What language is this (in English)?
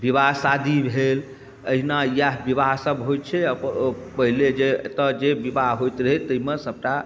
Maithili